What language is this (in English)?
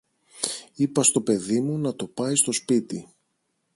Greek